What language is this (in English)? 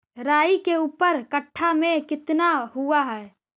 Magahi